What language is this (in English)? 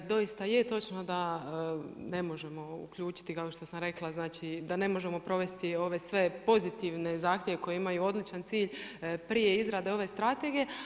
Croatian